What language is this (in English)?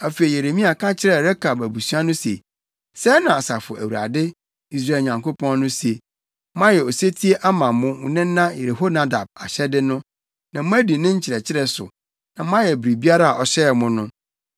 Akan